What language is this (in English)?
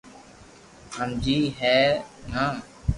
Loarki